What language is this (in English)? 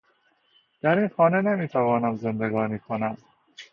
Persian